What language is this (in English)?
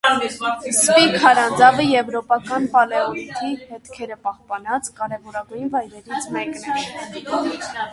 Armenian